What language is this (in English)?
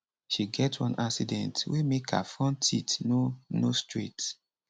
Nigerian Pidgin